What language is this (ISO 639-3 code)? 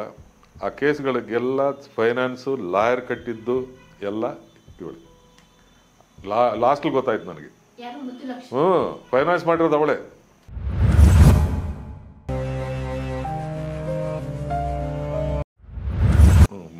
ita